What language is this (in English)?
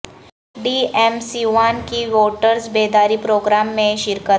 Urdu